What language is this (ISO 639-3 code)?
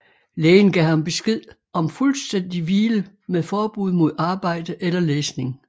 dan